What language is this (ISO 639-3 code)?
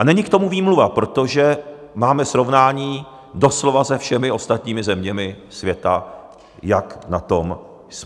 ces